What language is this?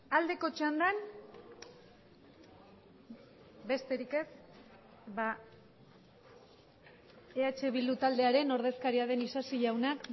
Basque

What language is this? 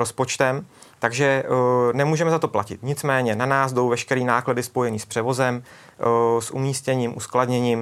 Czech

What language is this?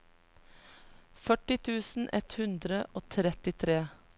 Norwegian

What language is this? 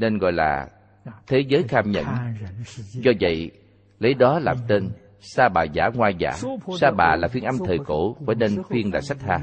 Vietnamese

